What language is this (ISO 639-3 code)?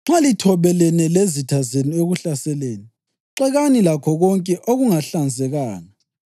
nde